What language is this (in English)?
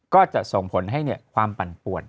Thai